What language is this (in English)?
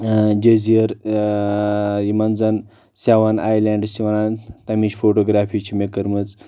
Kashmiri